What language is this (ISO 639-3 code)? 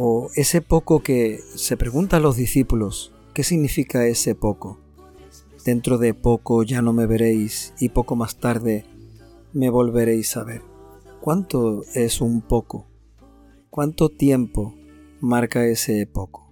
spa